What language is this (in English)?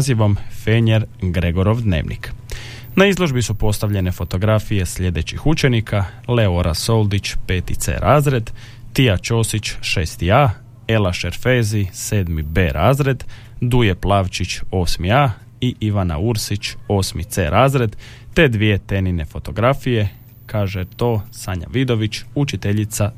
Croatian